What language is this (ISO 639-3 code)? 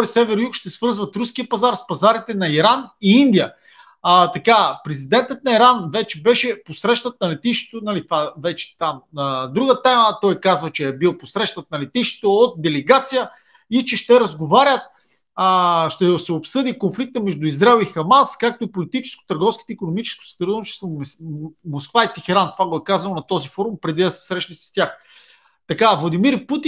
bul